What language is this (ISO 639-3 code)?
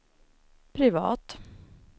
swe